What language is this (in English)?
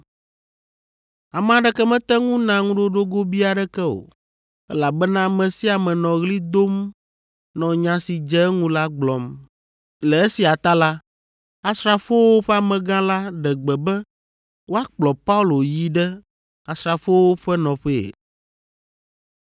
Ewe